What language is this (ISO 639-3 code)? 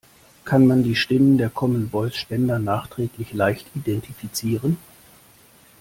deu